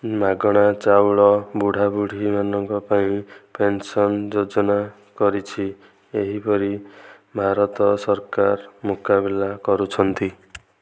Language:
Odia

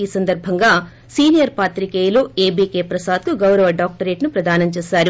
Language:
Telugu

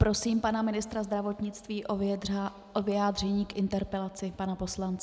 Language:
Czech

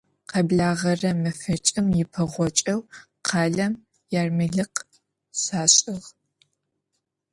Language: Adyghe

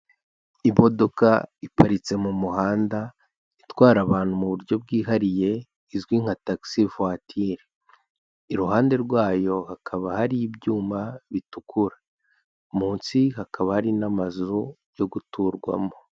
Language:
Kinyarwanda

